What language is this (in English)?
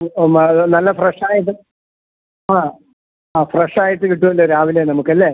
Malayalam